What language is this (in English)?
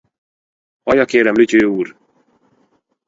Hungarian